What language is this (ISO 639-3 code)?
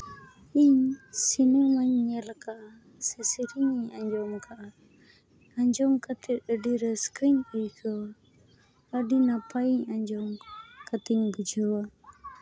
sat